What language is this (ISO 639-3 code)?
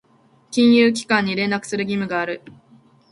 jpn